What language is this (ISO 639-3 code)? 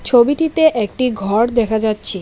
ben